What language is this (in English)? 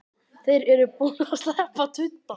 Icelandic